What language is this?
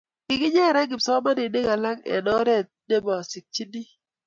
Kalenjin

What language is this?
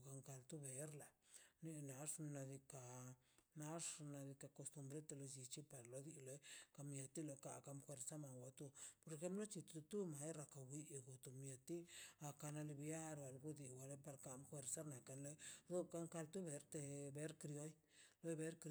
Mazaltepec Zapotec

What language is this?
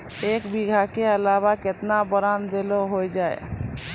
Maithili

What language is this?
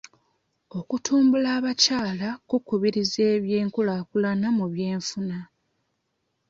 Ganda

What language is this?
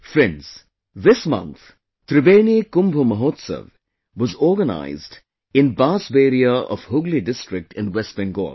English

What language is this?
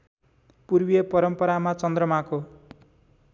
Nepali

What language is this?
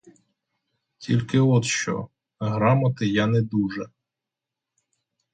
Ukrainian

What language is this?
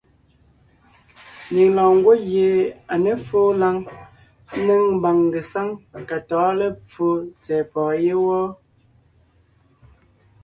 Ngiemboon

